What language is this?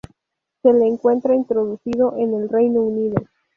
Spanish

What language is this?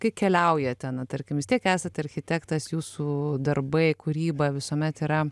Lithuanian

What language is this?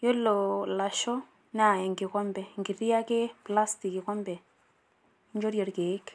Masai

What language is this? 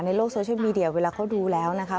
Thai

